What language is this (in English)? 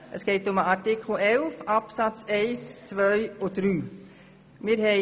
Swiss German